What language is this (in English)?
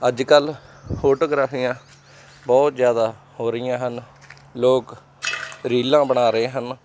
Punjabi